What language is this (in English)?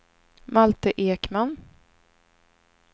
Swedish